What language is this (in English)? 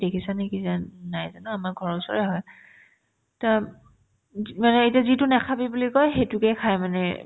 Assamese